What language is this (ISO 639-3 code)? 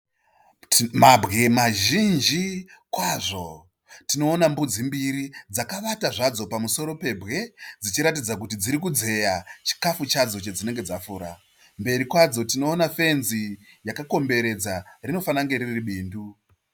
sna